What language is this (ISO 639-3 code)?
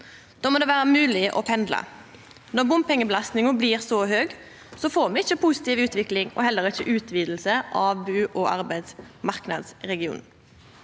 nor